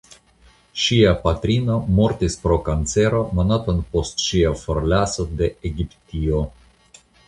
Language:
Esperanto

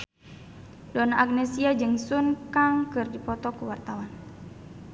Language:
Sundanese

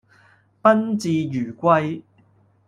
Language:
Cantonese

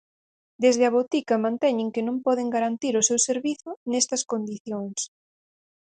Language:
Galician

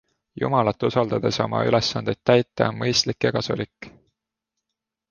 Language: Estonian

